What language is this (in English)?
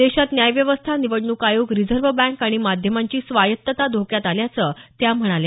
Marathi